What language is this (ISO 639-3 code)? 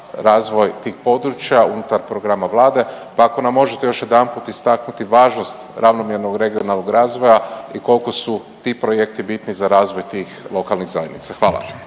hrv